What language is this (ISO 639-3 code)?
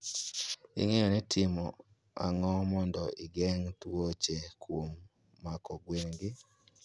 luo